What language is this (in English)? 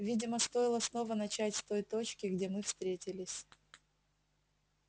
Russian